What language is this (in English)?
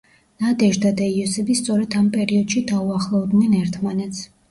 Georgian